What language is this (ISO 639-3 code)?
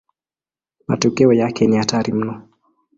swa